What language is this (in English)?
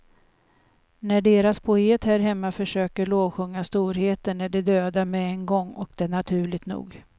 Swedish